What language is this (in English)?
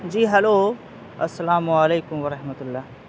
Urdu